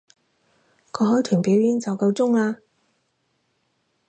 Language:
Cantonese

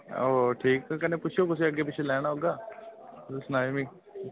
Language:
Dogri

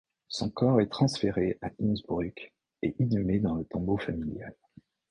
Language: French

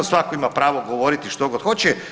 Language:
Croatian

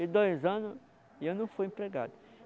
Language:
Portuguese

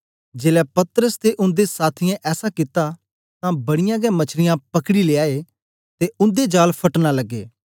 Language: Dogri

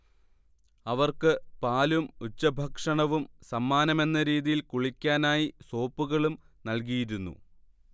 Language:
Malayalam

